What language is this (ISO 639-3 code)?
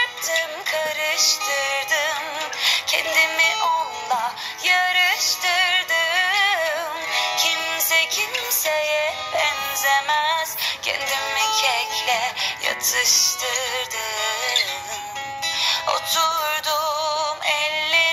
tur